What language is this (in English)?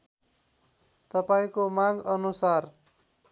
Nepali